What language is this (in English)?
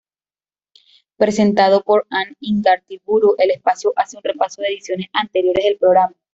Spanish